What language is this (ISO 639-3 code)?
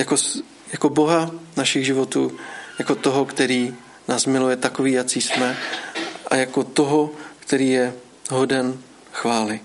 ces